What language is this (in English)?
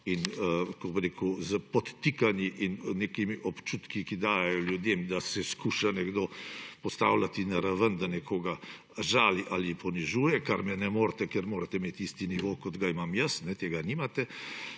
Slovenian